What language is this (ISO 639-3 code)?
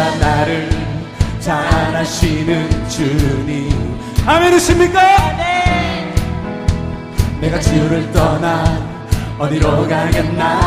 kor